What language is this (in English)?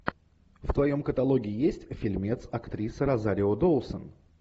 Russian